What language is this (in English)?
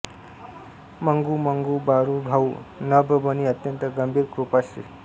Marathi